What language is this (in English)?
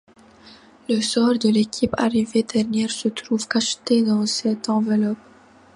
French